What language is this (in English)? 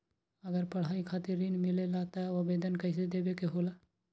Magahi